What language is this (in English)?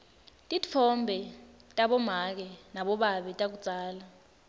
Swati